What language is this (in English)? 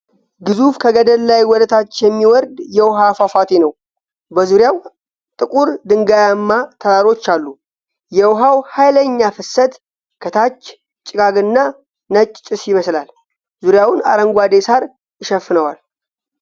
Amharic